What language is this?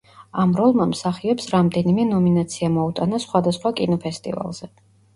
Georgian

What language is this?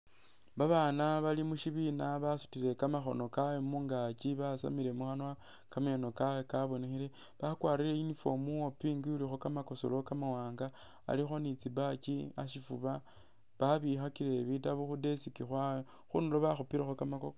Masaaba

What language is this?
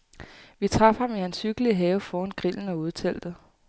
Danish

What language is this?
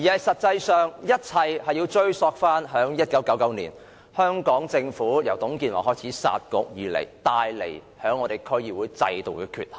Cantonese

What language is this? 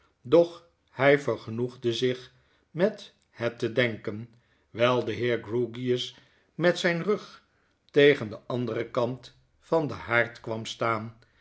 Dutch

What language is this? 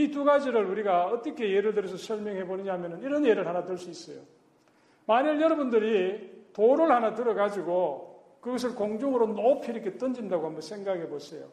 Korean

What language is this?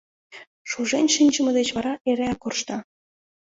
Mari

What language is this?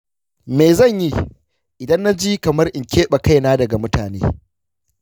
Hausa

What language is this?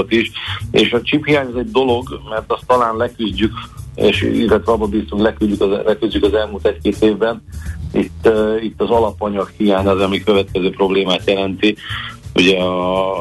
Hungarian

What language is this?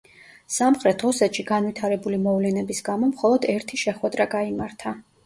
Georgian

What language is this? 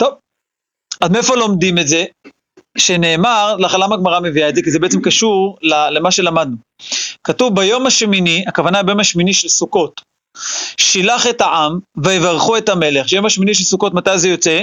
Hebrew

